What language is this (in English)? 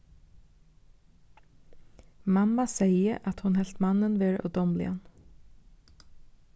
Faroese